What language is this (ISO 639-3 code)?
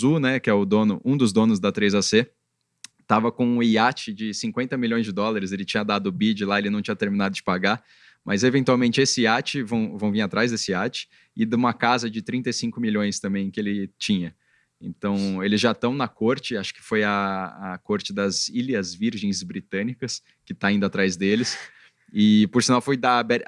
por